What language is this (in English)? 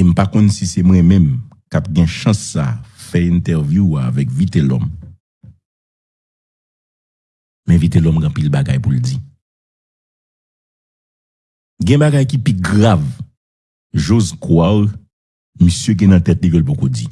French